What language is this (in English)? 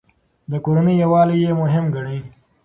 Pashto